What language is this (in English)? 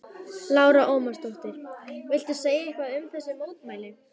Icelandic